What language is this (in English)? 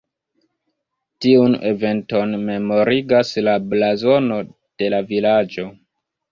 Esperanto